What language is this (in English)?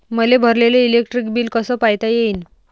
Marathi